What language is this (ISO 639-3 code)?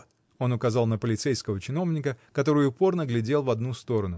rus